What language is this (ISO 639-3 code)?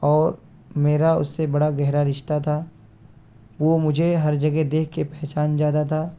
urd